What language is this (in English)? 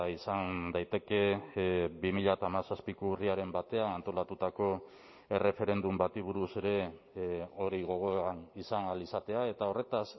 Basque